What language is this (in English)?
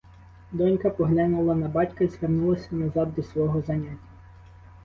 Ukrainian